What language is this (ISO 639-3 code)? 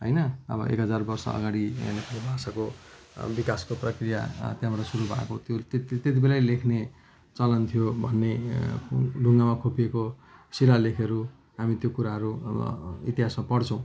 nep